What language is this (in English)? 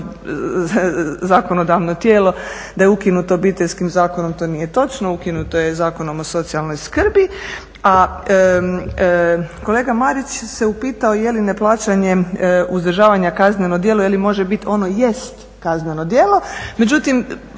Croatian